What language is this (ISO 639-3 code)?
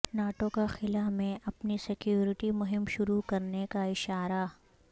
urd